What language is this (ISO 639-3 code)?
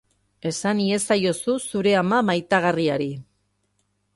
eus